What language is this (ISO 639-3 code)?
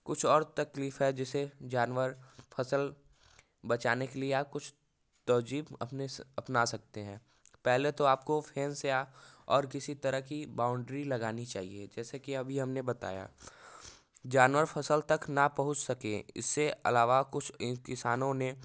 hin